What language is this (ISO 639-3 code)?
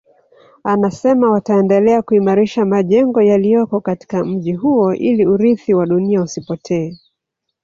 swa